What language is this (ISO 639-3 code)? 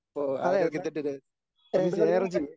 mal